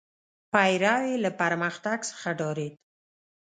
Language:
Pashto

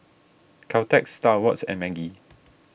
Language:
English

